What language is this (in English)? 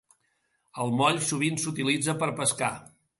Catalan